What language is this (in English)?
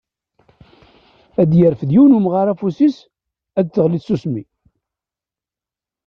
Kabyle